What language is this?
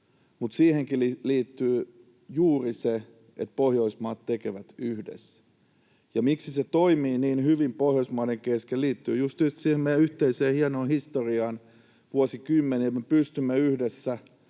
Finnish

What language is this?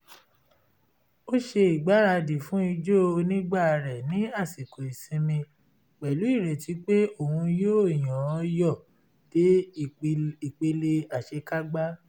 Yoruba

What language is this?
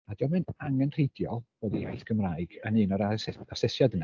Welsh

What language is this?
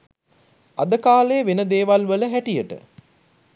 Sinhala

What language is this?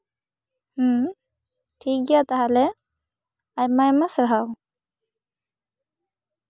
Santali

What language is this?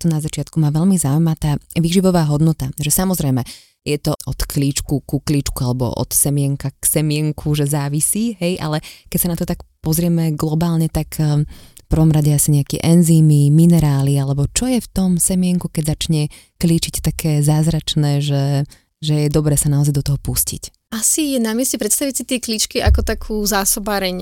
Slovak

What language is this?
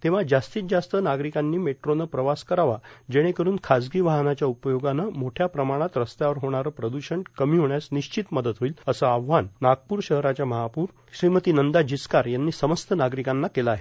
Marathi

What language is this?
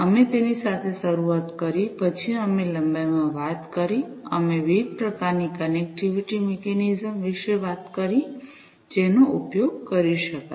Gujarati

